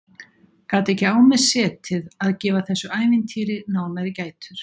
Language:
Icelandic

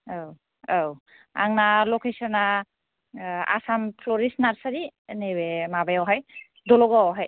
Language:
Bodo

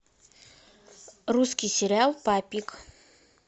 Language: Russian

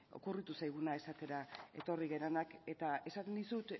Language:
Basque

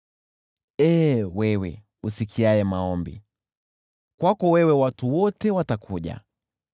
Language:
Swahili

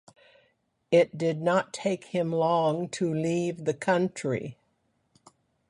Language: English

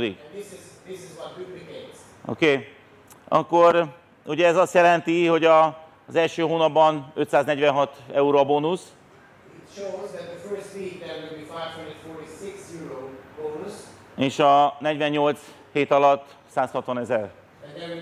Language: Hungarian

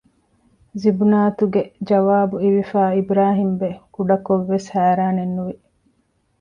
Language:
Divehi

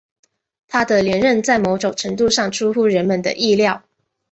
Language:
Chinese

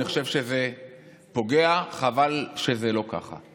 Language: Hebrew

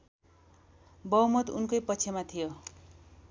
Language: Nepali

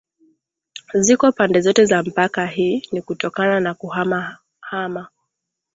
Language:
Swahili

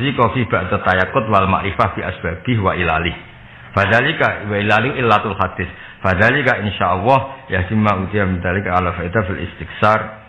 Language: Indonesian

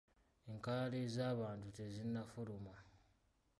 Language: Ganda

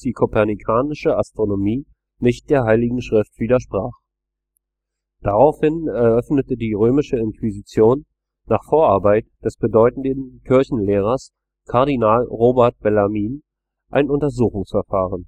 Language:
German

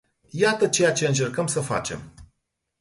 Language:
Romanian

